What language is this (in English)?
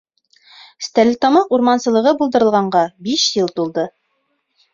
Bashkir